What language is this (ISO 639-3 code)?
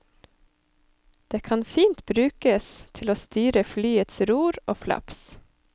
nor